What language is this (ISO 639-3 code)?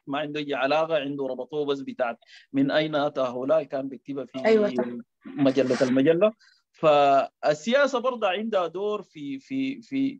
ara